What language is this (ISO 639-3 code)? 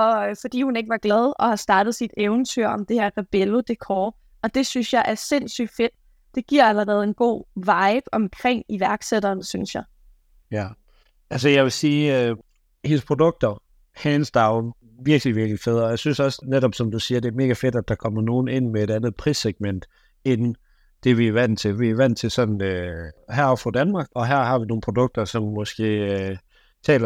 dan